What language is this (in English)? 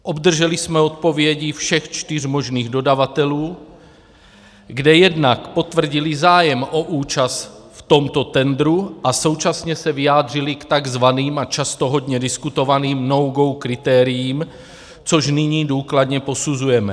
Czech